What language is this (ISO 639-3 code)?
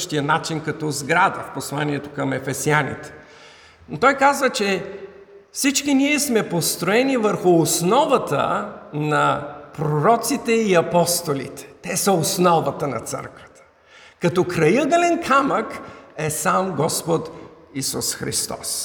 bul